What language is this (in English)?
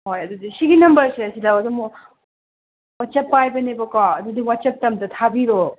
Manipuri